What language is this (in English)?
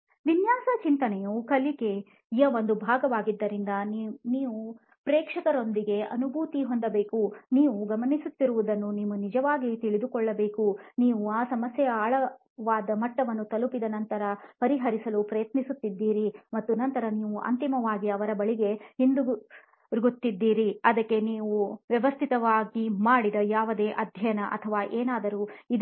Kannada